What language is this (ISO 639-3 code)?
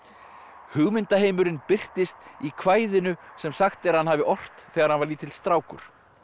isl